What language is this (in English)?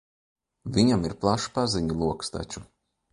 Latvian